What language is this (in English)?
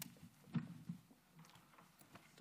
Hebrew